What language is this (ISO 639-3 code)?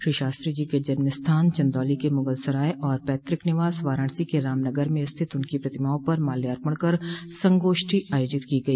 hin